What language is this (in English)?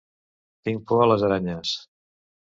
Catalan